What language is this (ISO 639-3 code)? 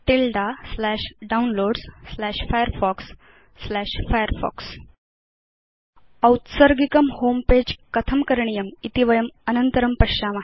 san